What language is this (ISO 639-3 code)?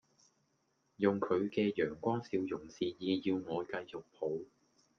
yue